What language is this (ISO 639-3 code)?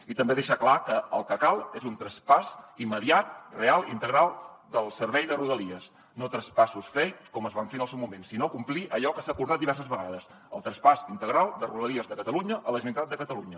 cat